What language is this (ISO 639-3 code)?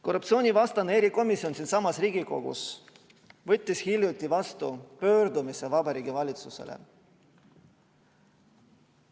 est